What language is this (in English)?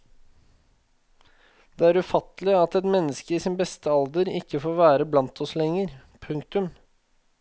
Norwegian